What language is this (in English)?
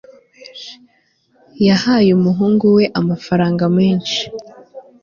Kinyarwanda